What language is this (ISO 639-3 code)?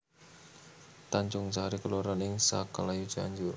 jav